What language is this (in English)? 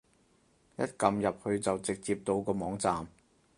Cantonese